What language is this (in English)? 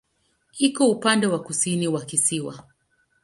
Swahili